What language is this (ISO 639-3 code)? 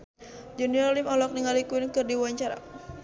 sun